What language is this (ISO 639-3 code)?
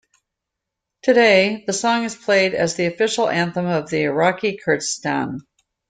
eng